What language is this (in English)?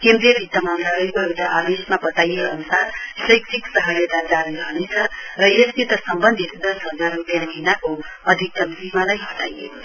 Nepali